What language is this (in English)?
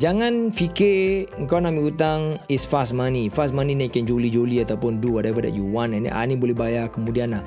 Malay